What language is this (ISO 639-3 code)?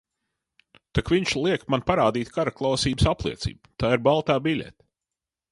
lav